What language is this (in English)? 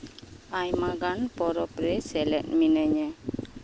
Santali